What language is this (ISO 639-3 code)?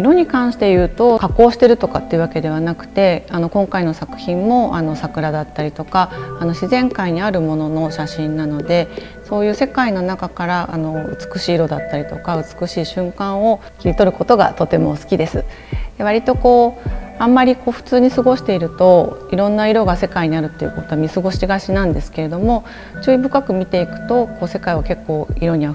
jpn